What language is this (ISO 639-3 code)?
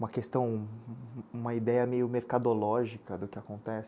por